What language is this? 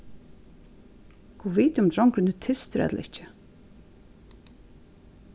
Faroese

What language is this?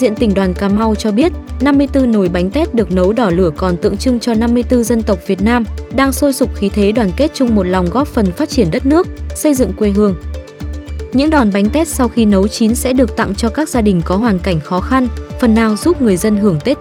Vietnamese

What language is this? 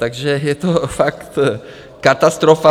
Czech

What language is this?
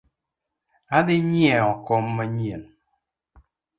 Luo (Kenya and Tanzania)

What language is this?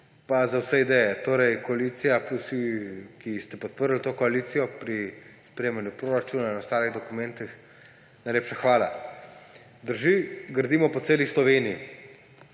Slovenian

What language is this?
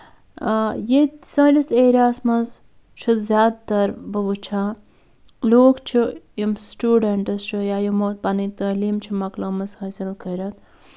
Kashmiri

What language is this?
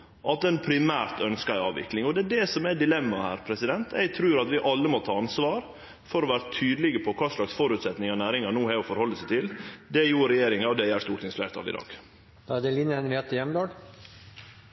Norwegian Nynorsk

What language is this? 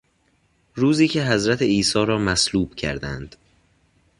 Persian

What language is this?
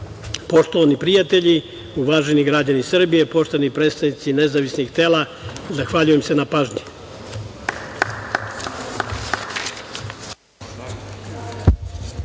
Serbian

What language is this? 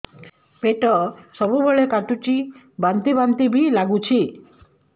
Odia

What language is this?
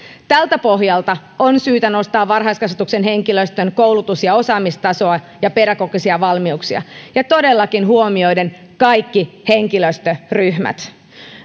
Finnish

